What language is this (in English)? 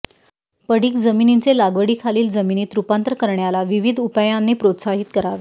Marathi